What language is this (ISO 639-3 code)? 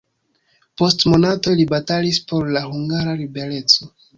epo